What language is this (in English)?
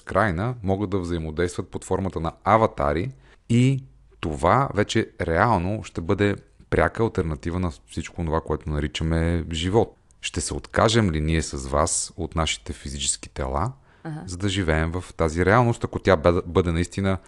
Bulgarian